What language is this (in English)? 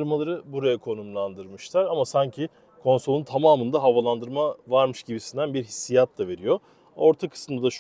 Turkish